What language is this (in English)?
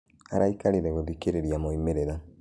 Kikuyu